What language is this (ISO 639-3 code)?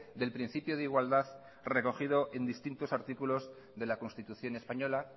spa